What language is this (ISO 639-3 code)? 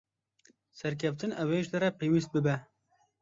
kur